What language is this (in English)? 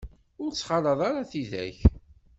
Kabyle